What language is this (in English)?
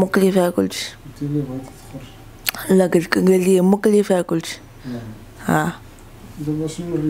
Arabic